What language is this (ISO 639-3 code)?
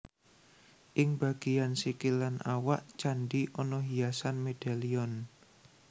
jav